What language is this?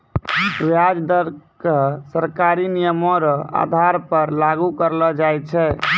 Maithili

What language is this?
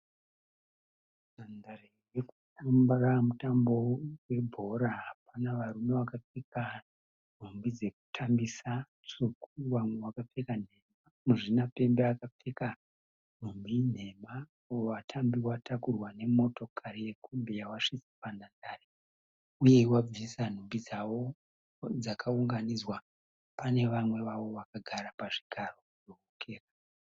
Shona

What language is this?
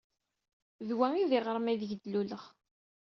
Kabyle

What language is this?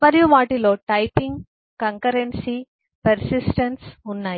Telugu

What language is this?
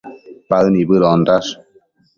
Matsés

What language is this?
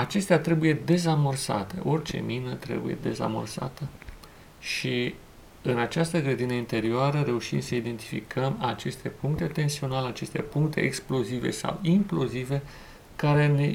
Romanian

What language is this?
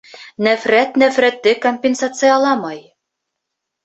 Bashkir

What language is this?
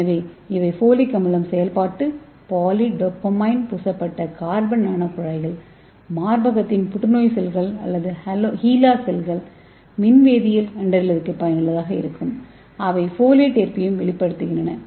Tamil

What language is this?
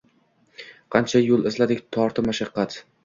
Uzbek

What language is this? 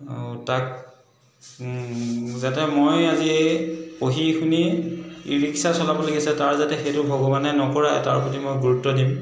Assamese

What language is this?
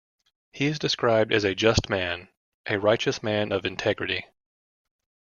English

